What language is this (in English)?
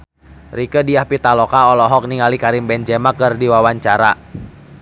Sundanese